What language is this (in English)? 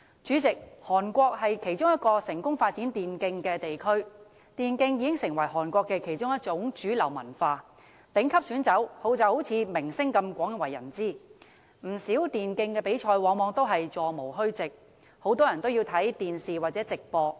Cantonese